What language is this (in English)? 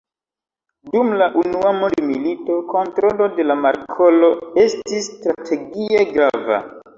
Esperanto